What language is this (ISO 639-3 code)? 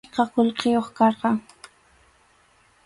qxu